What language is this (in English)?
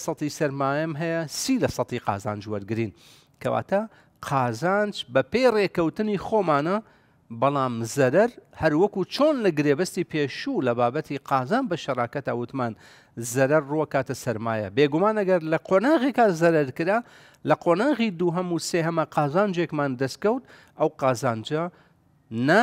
Arabic